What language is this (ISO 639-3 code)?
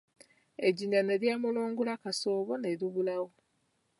lug